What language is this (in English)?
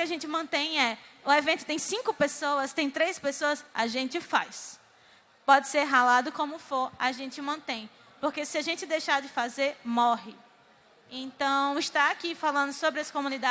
Portuguese